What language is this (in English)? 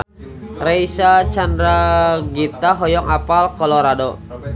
Sundanese